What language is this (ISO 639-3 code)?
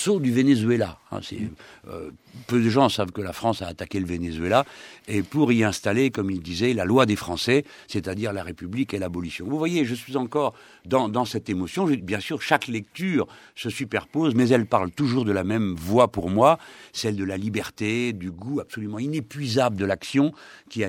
fra